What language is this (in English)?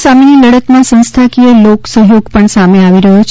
Gujarati